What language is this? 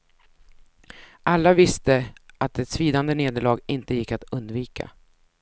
Swedish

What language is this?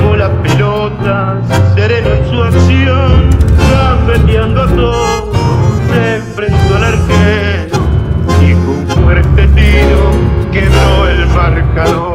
Spanish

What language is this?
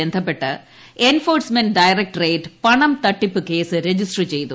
Malayalam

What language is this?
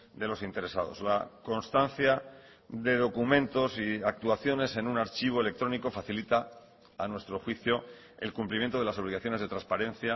Spanish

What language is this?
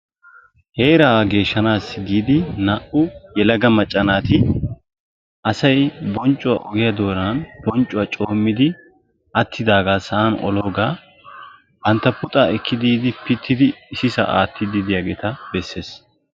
Wolaytta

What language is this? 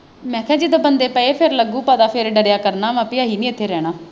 Punjabi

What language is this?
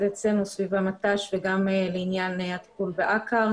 Hebrew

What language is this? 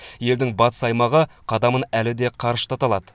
Kazakh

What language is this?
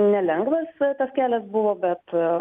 Lithuanian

